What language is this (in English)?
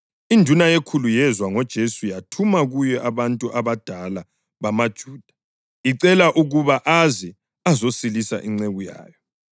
North Ndebele